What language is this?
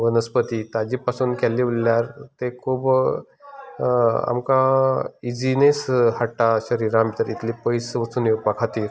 Konkani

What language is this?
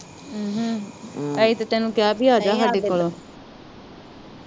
Punjabi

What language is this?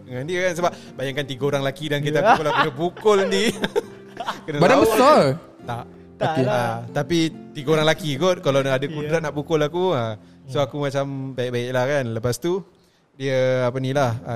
Malay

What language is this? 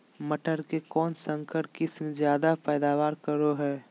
Magahi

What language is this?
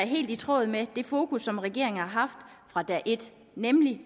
Danish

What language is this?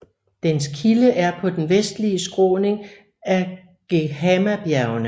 Danish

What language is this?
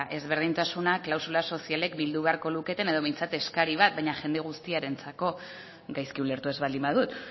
Basque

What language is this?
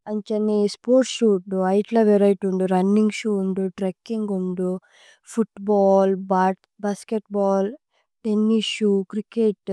Tulu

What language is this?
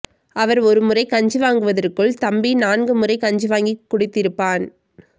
Tamil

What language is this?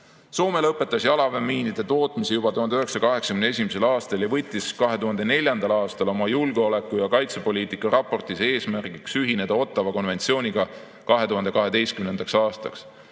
Estonian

